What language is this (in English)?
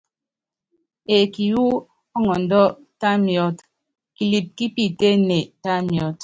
Yangben